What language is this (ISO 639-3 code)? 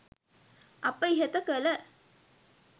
sin